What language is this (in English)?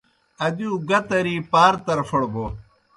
Kohistani Shina